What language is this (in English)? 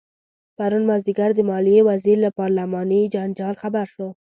Pashto